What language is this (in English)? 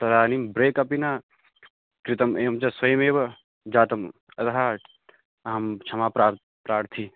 Sanskrit